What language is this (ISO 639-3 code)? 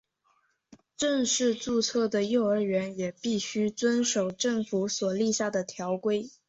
zho